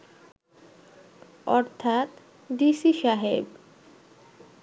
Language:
Bangla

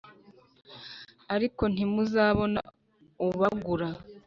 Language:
Kinyarwanda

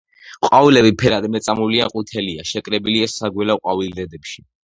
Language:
Georgian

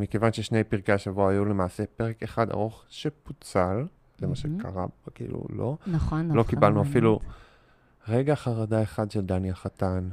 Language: Hebrew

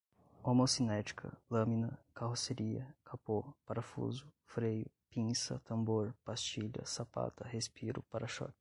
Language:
Portuguese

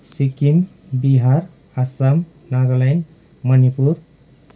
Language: Nepali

